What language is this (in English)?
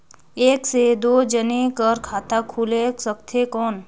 Chhattisgarhi